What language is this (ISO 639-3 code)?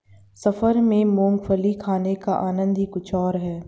hin